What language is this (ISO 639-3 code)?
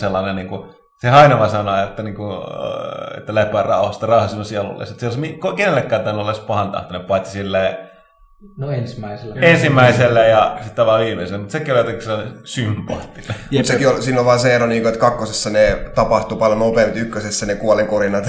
fin